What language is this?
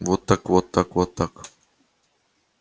Russian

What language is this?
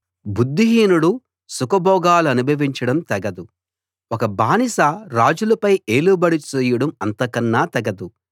Telugu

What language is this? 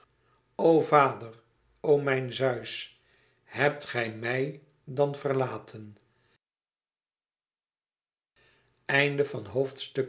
Dutch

